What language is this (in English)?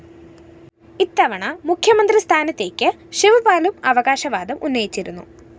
Malayalam